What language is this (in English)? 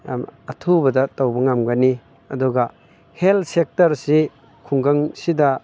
Manipuri